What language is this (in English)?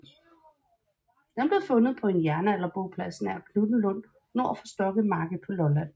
Danish